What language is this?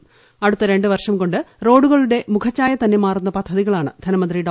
Malayalam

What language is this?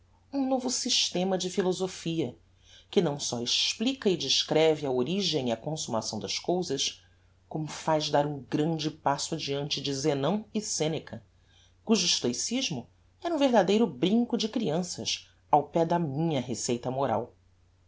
Portuguese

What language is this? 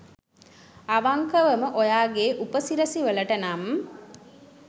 Sinhala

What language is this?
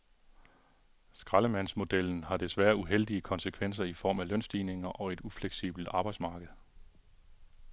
Danish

